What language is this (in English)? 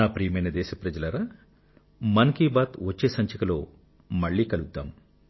Telugu